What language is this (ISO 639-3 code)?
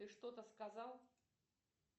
rus